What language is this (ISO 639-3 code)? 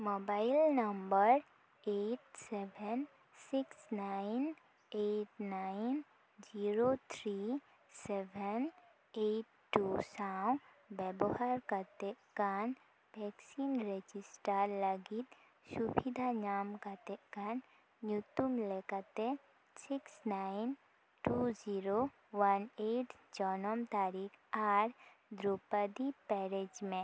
sat